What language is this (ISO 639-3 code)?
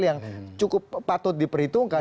ind